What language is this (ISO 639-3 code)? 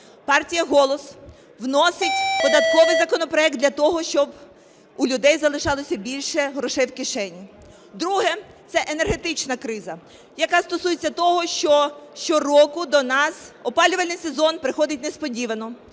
ukr